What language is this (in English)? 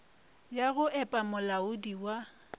Northern Sotho